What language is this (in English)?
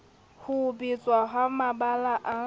Southern Sotho